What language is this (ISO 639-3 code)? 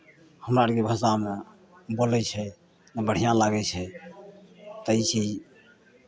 mai